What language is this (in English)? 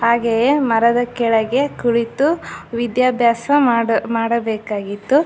Kannada